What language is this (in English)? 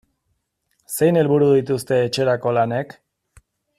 Basque